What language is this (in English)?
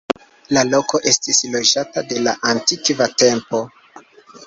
Esperanto